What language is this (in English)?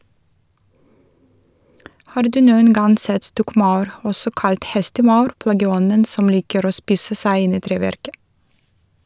Norwegian